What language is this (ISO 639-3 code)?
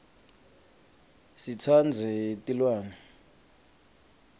ssw